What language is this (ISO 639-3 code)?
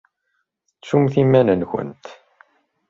kab